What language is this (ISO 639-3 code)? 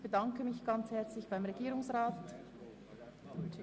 gsw